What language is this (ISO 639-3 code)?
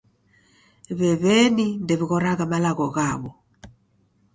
dav